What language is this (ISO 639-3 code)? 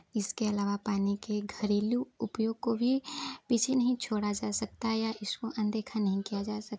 hin